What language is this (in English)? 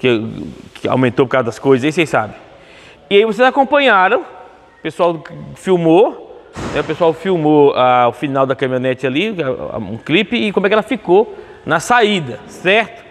Portuguese